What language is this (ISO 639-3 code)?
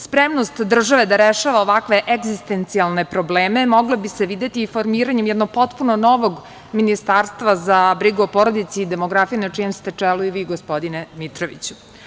srp